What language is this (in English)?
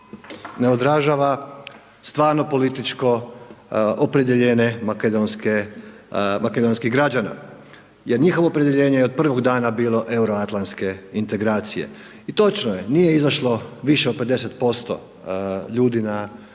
Croatian